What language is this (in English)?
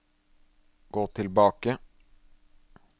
Norwegian